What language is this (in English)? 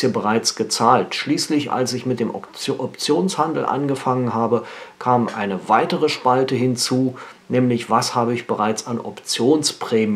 German